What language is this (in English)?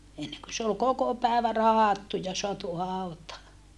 Finnish